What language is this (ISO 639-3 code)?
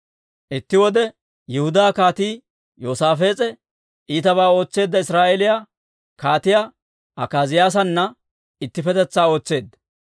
dwr